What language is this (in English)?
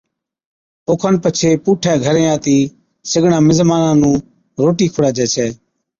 Od